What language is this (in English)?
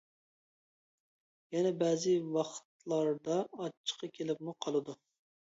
Uyghur